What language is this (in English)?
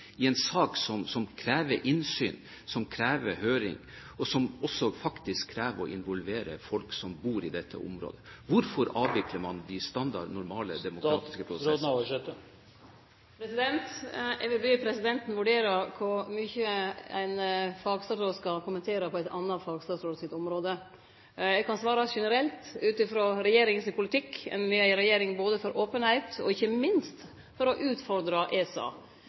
Norwegian